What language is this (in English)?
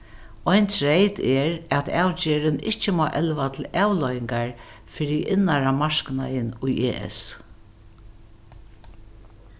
Faroese